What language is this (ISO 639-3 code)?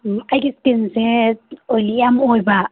mni